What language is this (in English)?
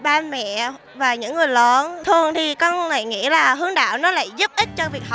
Vietnamese